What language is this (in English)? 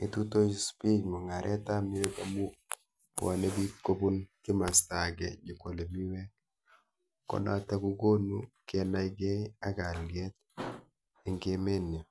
Kalenjin